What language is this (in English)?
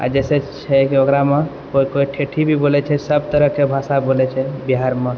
Maithili